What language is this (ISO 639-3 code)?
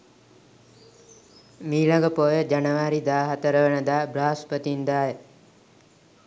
sin